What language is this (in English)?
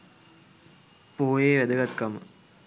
Sinhala